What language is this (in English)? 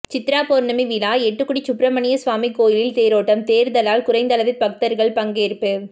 Tamil